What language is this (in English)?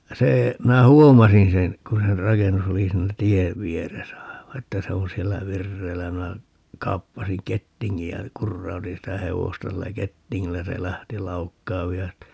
Finnish